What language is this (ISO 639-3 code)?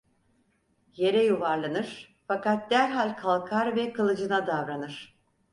tur